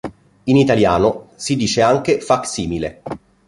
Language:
Italian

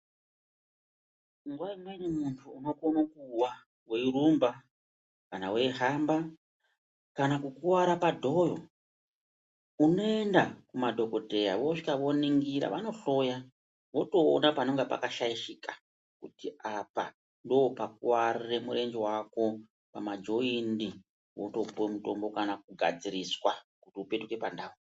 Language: Ndau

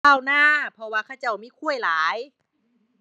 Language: Thai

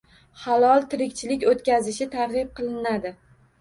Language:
Uzbek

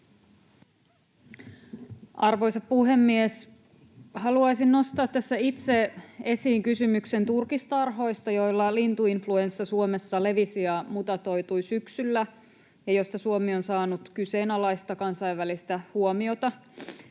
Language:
Finnish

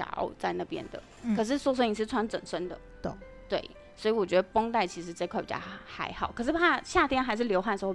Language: Chinese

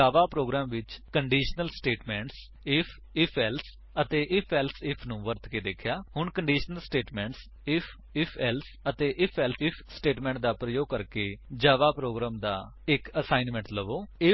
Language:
Punjabi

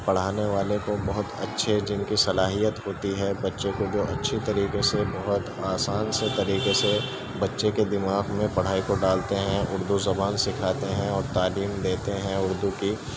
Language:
Urdu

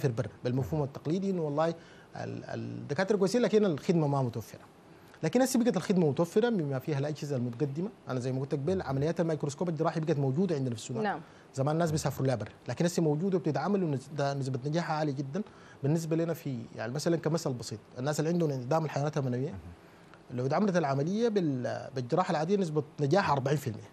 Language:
Arabic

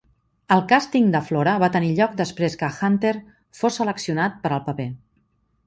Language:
Catalan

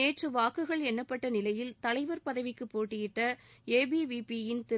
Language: Tamil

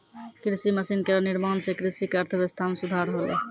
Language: Maithili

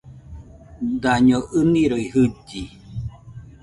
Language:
Nüpode Huitoto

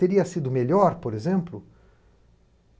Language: Portuguese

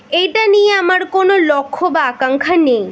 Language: Bangla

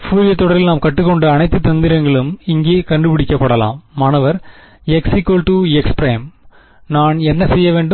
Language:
Tamil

